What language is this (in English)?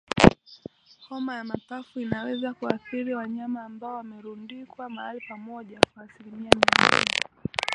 Swahili